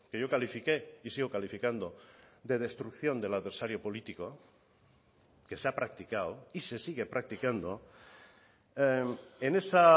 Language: Spanish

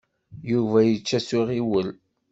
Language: Kabyle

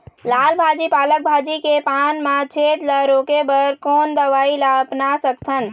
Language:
Chhattisgarhi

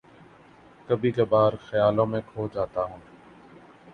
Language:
Urdu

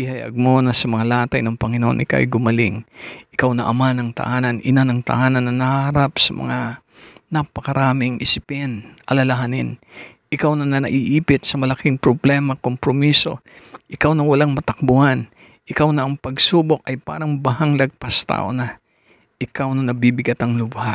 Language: Filipino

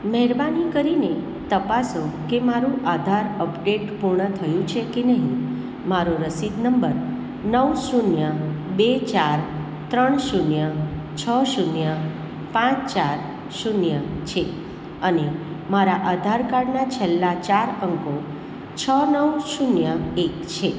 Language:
Gujarati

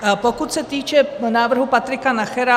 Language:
Czech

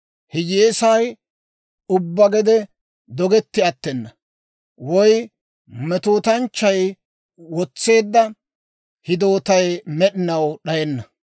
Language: Dawro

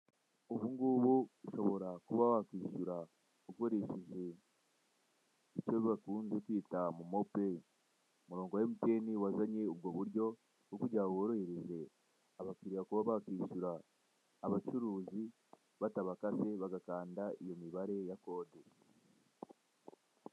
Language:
Kinyarwanda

